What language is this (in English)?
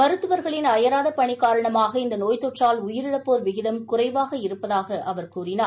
Tamil